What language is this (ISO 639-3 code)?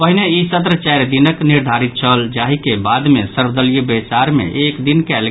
mai